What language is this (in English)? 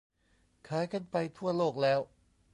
Thai